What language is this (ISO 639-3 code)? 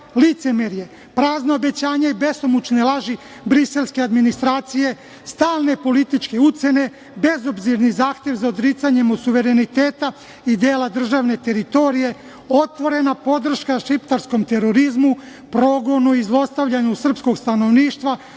srp